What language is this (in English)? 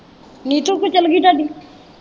Punjabi